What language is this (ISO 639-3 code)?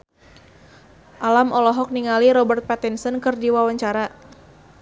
sun